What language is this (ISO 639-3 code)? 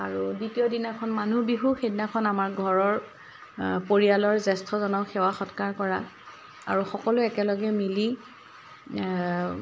asm